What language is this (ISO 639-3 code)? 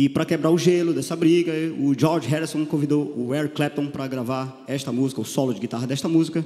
por